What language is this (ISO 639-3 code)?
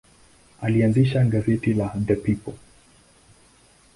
swa